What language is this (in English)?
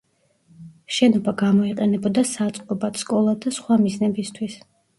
Georgian